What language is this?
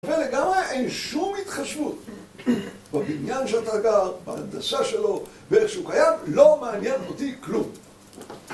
Hebrew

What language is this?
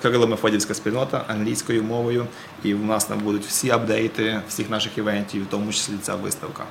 Ukrainian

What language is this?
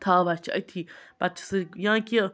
Kashmiri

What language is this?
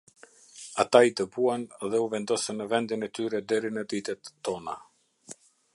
Albanian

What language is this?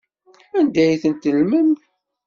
Kabyle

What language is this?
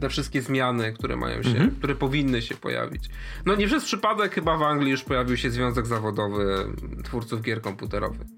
Polish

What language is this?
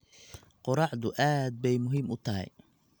Somali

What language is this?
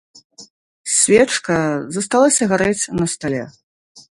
Belarusian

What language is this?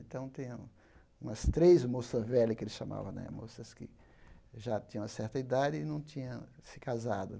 Portuguese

